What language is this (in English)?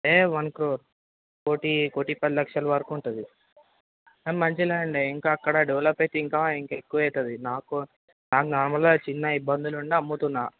Telugu